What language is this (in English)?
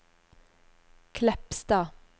Norwegian